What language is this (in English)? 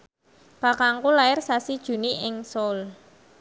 Javanese